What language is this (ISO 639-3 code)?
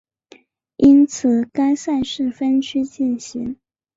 zho